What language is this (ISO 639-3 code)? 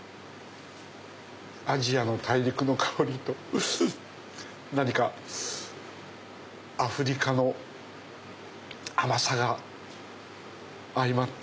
jpn